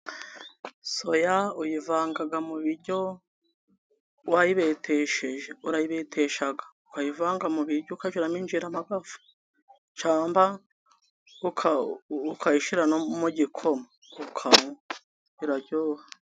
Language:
Kinyarwanda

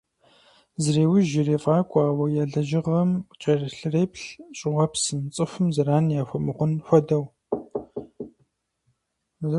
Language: Kabardian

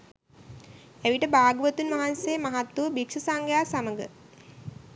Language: Sinhala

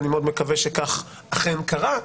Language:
Hebrew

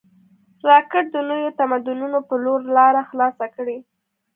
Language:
Pashto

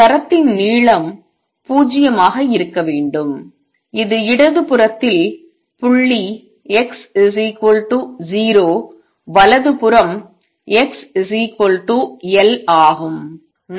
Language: Tamil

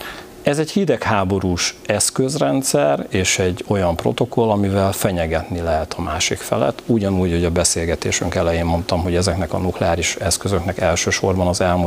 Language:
Hungarian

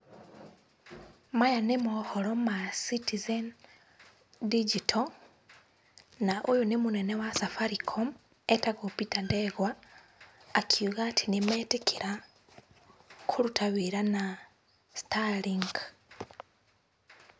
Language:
Kikuyu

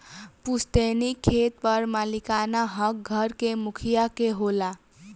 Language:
Bhojpuri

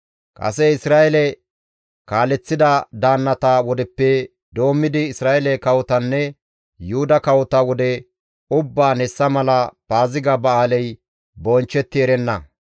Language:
Gamo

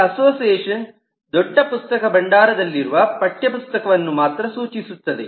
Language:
Kannada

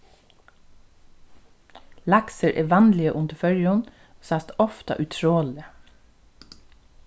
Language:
Faroese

